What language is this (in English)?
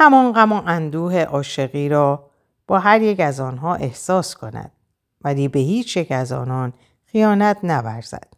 Persian